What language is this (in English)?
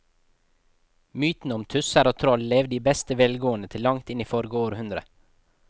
Norwegian